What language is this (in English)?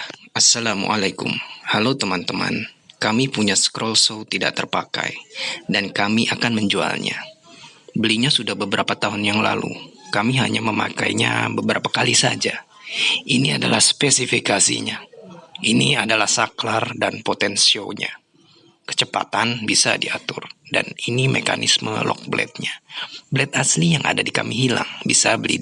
Indonesian